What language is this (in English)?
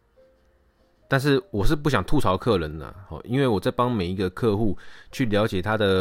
Chinese